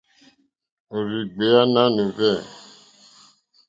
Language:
Mokpwe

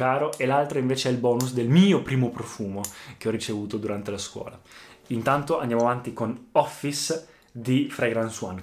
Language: Italian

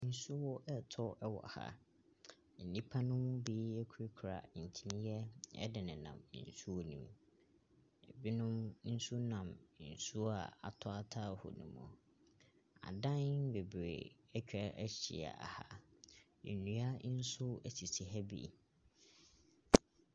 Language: Akan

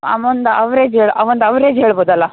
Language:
Kannada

